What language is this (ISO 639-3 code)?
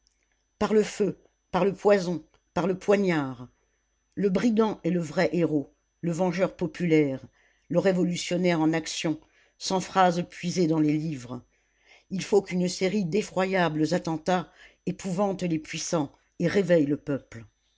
fra